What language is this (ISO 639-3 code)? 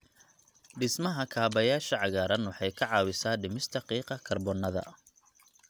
som